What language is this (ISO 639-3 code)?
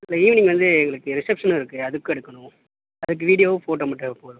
tam